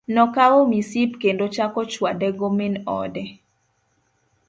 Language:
Luo (Kenya and Tanzania)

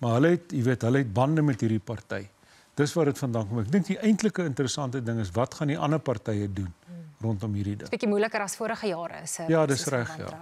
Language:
Dutch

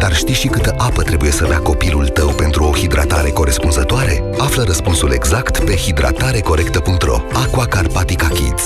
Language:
Romanian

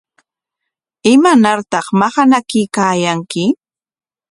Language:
Corongo Ancash Quechua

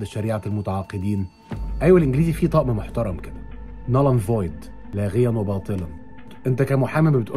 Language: Arabic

